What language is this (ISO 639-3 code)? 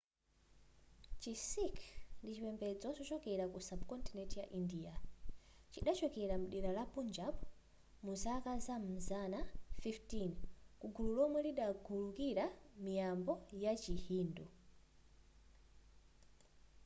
nya